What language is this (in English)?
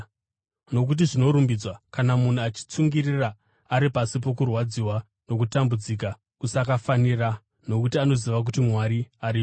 Shona